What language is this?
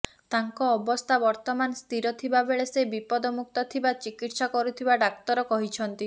Odia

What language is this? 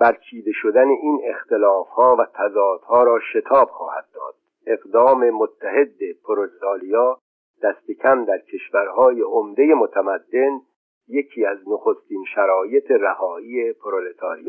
Persian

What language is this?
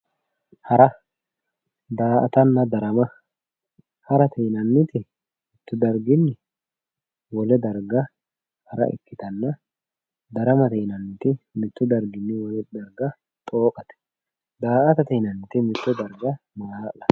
Sidamo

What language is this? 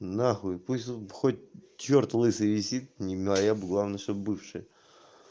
Russian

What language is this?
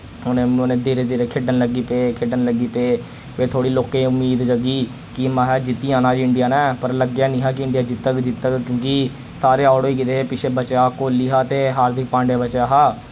Dogri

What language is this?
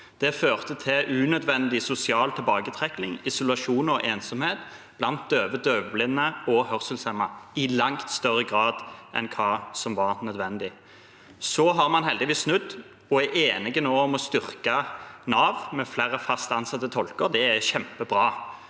Norwegian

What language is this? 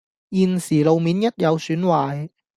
Cantonese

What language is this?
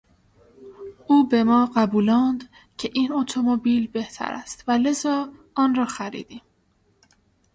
Persian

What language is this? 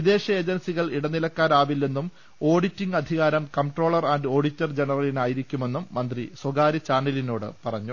Malayalam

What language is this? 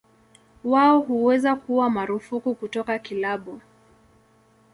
Swahili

